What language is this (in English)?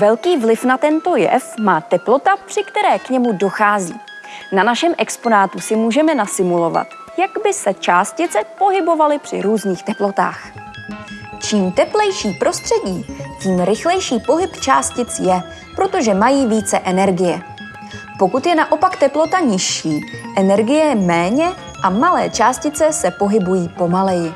Czech